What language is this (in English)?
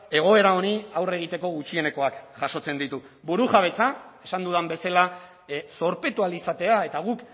Basque